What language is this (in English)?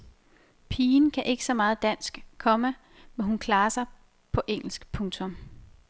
Danish